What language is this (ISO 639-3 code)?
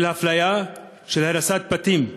heb